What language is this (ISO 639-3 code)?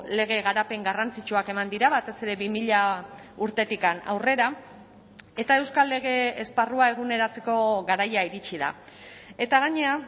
eus